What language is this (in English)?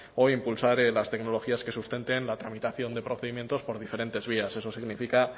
Spanish